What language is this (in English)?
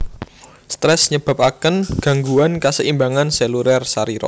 Javanese